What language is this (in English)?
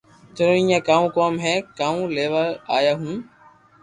Loarki